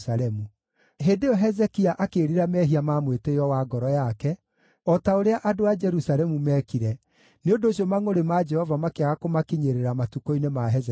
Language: Kikuyu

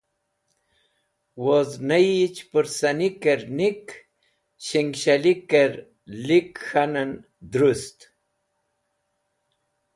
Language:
Wakhi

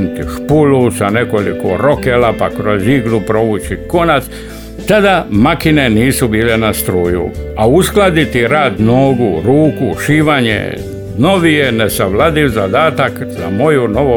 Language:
Croatian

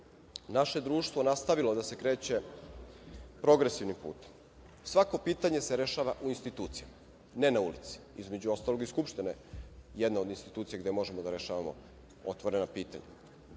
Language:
Serbian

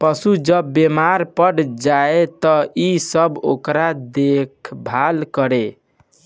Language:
Bhojpuri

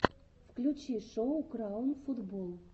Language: Russian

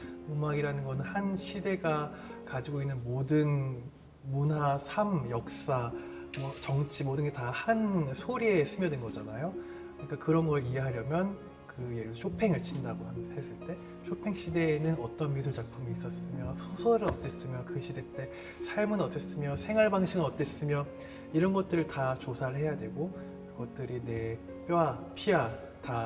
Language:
Korean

